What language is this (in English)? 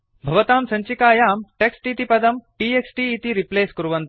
Sanskrit